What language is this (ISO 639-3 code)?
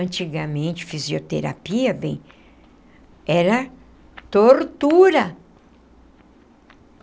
por